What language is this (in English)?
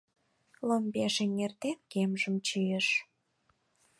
Mari